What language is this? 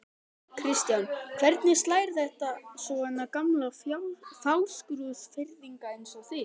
Icelandic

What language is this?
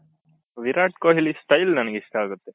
Kannada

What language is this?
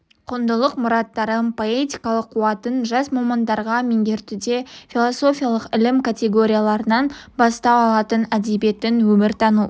Kazakh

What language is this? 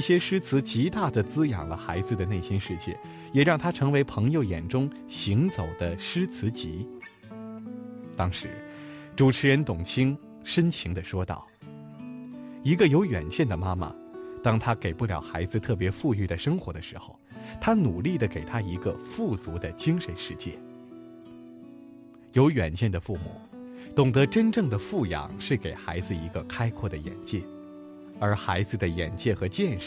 Chinese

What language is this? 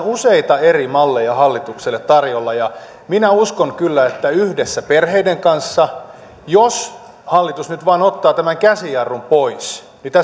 Finnish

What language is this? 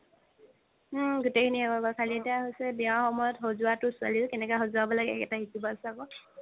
Assamese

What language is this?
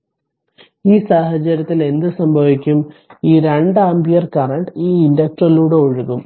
Malayalam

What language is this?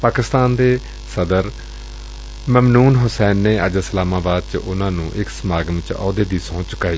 Punjabi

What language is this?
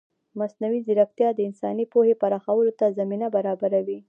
Pashto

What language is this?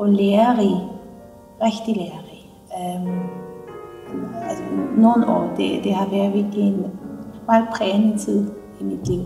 Danish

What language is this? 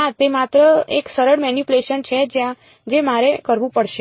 Gujarati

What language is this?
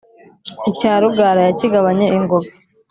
Kinyarwanda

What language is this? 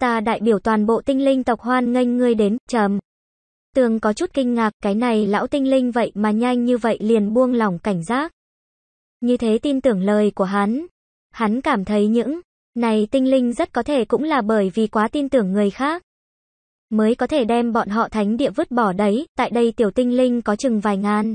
Vietnamese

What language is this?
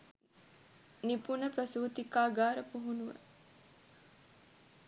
Sinhala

